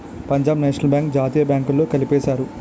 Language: Telugu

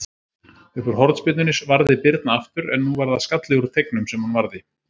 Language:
Icelandic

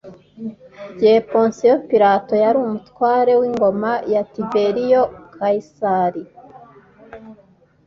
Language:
Kinyarwanda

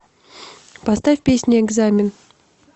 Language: Russian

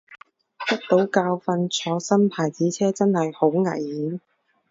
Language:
Cantonese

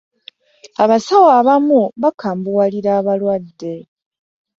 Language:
Ganda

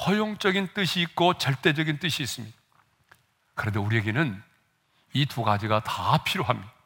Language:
Korean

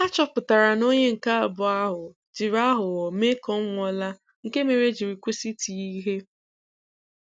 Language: Igbo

